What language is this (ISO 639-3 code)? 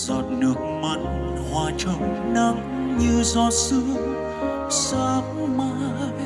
vie